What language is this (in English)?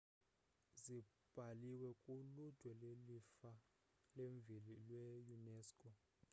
Xhosa